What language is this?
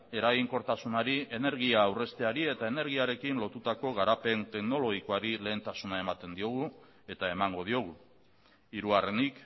Basque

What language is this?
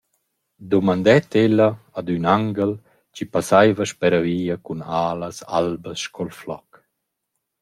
Romansh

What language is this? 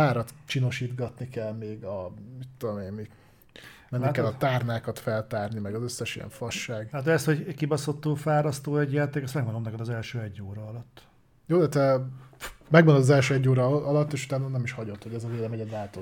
Hungarian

